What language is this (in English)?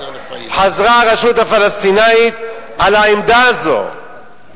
Hebrew